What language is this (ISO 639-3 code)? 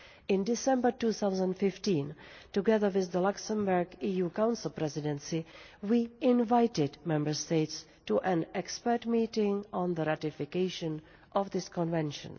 eng